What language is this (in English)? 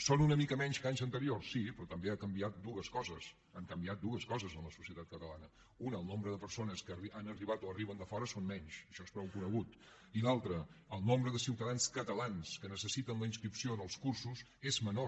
Catalan